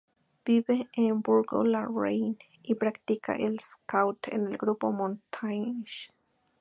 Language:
Spanish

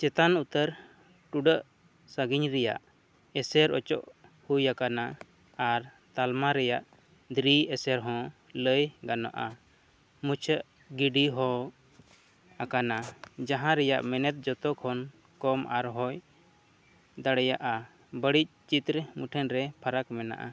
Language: Santali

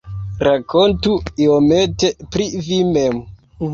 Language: Esperanto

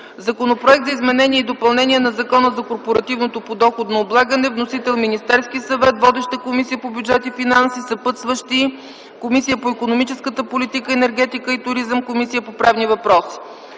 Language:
Bulgarian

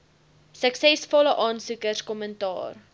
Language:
Afrikaans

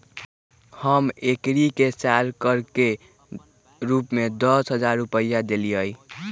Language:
Magahi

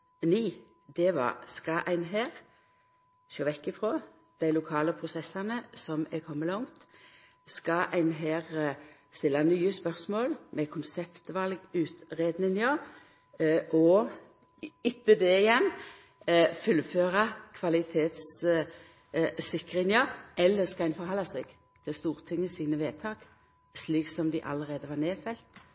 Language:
Norwegian Nynorsk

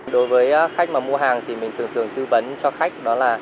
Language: Vietnamese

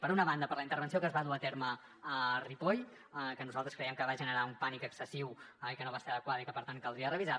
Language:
Catalan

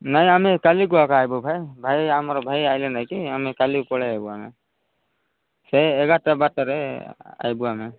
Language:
Odia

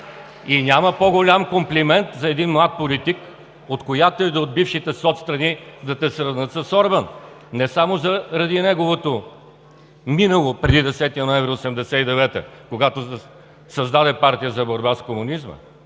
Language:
Bulgarian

